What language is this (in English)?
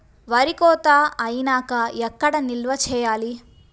Telugu